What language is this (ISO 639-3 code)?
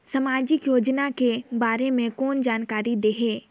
hne